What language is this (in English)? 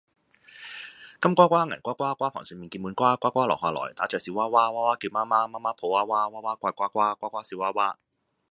Cantonese